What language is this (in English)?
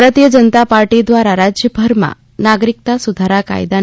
Gujarati